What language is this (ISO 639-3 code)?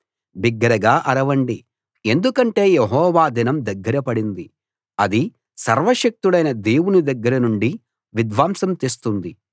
tel